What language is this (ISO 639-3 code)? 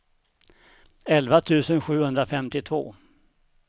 swe